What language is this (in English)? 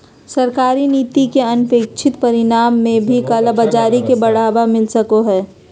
Magahi